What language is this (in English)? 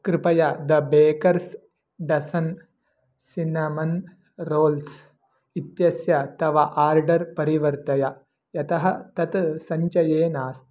Sanskrit